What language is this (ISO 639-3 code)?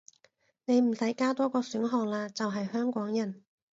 yue